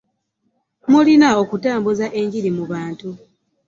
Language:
Ganda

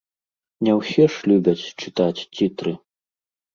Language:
Belarusian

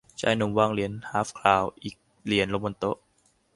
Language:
Thai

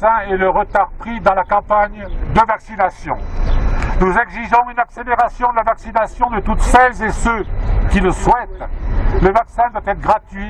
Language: French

